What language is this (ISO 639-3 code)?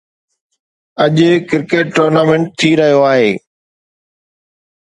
snd